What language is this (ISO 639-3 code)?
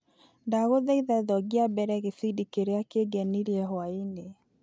kik